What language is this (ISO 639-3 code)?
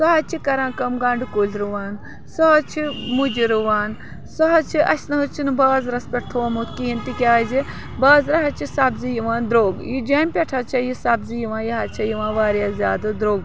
kas